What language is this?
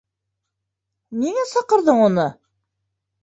Bashkir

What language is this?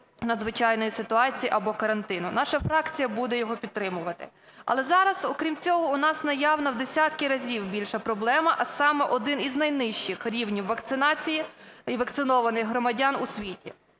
Ukrainian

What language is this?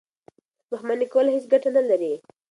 Pashto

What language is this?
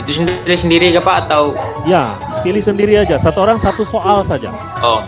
Indonesian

